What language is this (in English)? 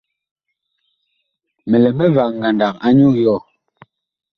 Bakoko